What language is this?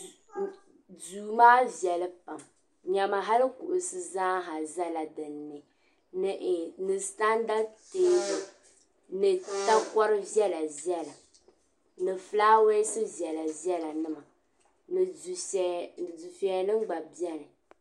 Dagbani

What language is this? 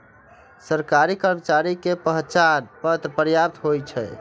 Maithili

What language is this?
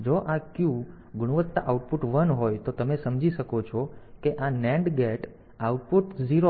Gujarati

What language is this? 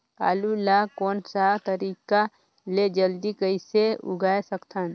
Chhattisgarhi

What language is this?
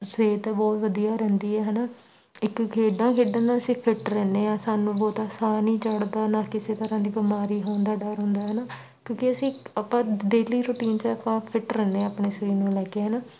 Punjabi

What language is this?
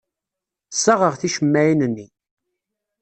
Kabyle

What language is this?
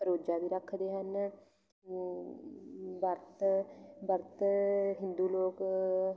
Punjabi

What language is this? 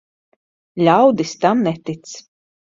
Latvian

